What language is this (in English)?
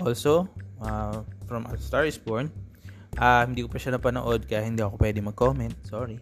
Filipino